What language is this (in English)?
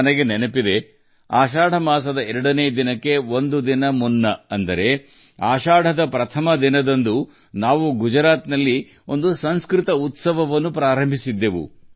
Kannada